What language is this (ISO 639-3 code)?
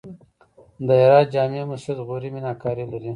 pus